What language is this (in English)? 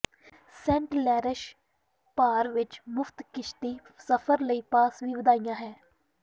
Punjabi